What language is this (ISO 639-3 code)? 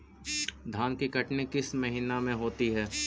mag